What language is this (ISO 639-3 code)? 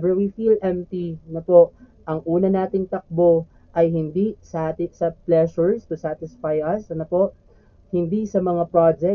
fil